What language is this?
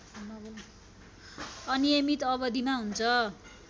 Nepali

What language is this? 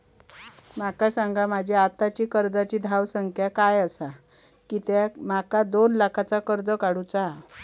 Marathi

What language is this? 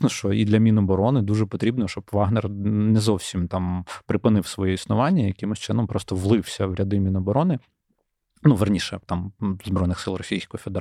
Ukrainian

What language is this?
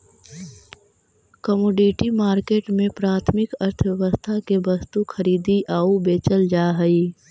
Magahi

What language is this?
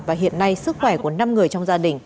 Vietnamese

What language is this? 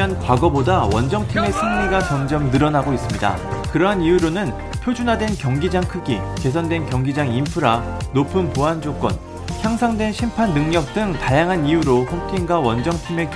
Korean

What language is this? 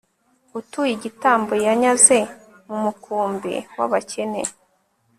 Kinyarwanda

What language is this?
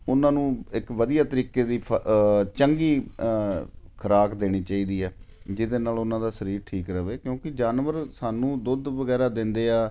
Punjabi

